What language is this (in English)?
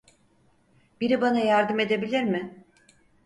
Turkish